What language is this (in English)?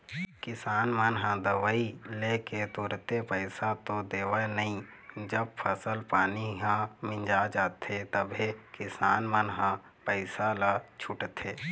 Chhattisgarhi